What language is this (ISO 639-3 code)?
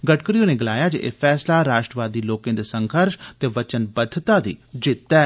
doi